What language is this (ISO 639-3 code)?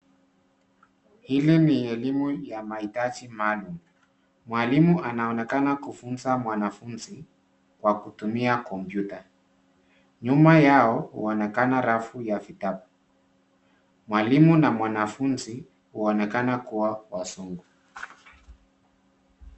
swa